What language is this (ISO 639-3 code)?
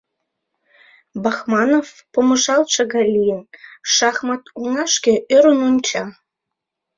chm